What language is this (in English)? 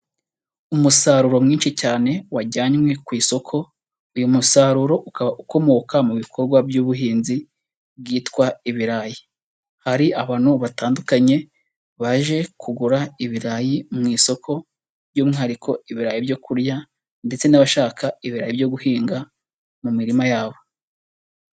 Kinyarwanda